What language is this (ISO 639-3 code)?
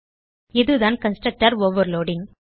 tam